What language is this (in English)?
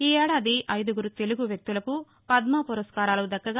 Telugu